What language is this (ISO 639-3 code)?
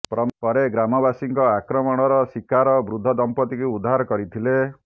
ori